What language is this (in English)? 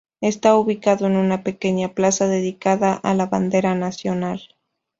Spanish